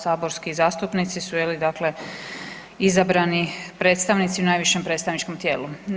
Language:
Croatian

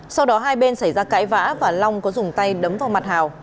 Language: Vietnamese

